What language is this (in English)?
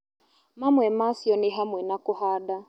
Kikuyu